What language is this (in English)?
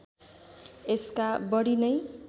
Nepali